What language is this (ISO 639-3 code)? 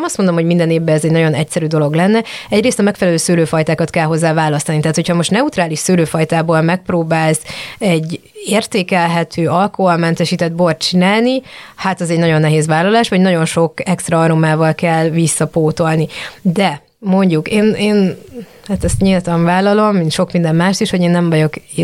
hun